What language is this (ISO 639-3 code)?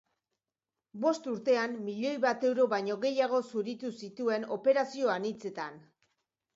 eus